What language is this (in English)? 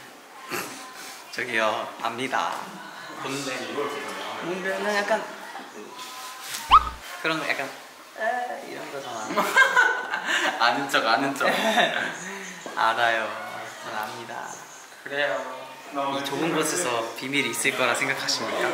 Korean